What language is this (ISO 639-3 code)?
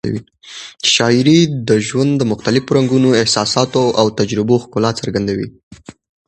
pus